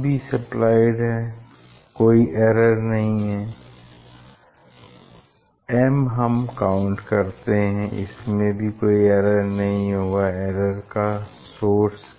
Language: Hindi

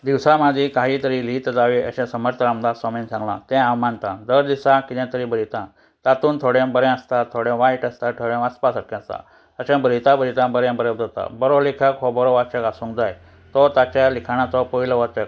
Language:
Konkani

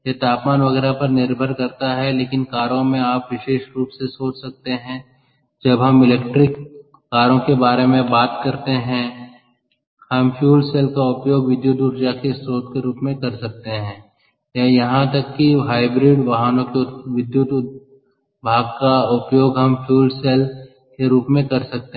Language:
Hindi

